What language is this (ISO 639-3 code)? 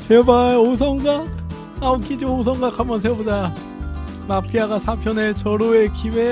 kor